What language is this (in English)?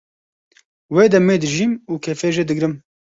Kurdish